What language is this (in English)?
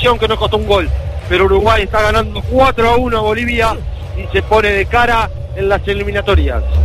Spanish